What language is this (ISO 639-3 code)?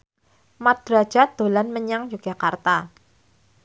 jav